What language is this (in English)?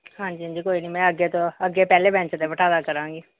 Punjabi